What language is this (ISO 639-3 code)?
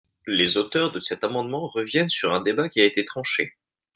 fra